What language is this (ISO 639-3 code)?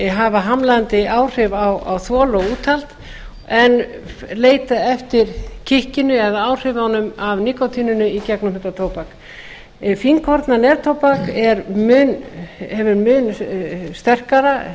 isl